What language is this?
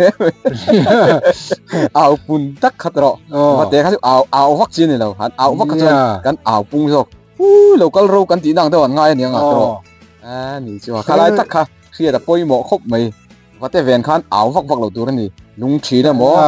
Thai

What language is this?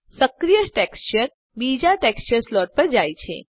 Gujarati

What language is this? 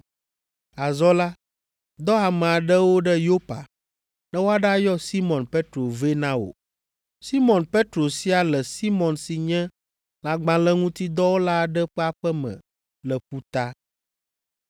Ewe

